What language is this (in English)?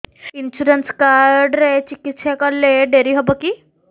Odia